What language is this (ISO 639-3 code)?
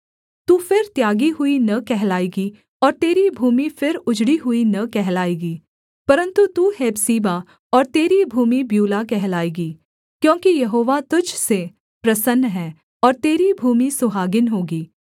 hin